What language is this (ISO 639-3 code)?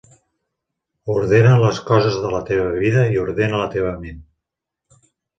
cat